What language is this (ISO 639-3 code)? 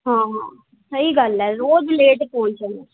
pan